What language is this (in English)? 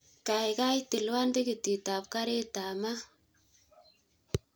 Kalenjin